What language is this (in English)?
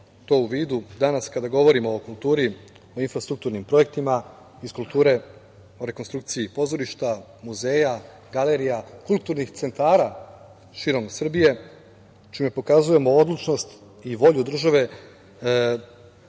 Serbian